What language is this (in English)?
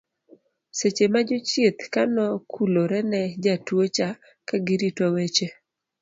Luo (Kenya and Tanzania)